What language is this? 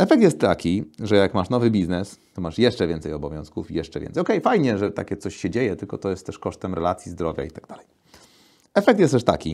Polish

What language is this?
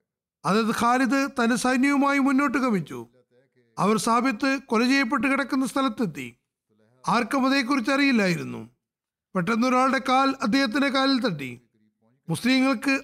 Malayalam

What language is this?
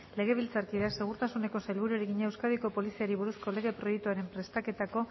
Basque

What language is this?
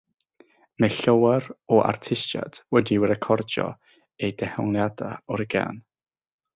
Welsh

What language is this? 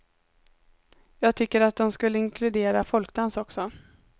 Swedish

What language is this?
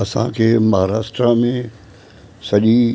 Sindhi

